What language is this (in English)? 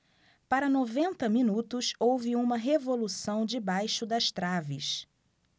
Portuguese